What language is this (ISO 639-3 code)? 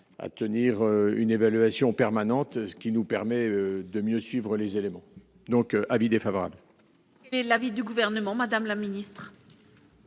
fra